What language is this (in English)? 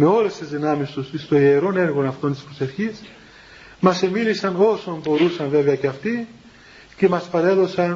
Greek